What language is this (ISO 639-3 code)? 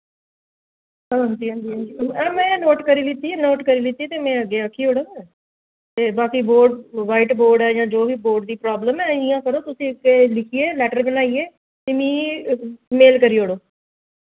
doi